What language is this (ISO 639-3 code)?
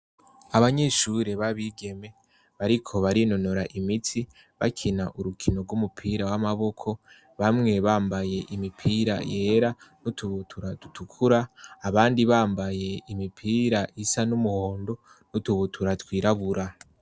run